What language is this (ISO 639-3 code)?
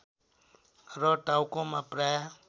nep